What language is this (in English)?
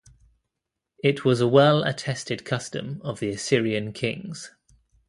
English